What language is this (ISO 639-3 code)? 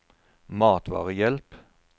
nor